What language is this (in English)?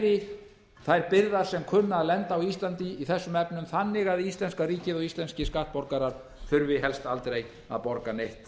Icelandic